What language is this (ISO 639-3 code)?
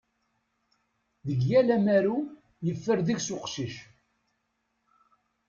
kab